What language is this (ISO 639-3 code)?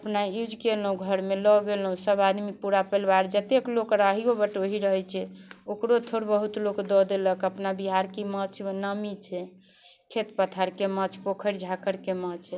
mai